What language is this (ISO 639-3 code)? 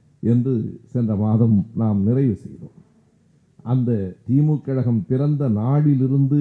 tam